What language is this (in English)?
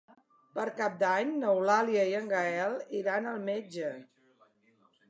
Catalan